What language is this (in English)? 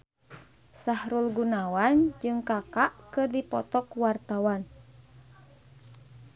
Sundanese